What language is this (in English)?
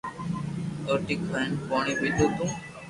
Loarki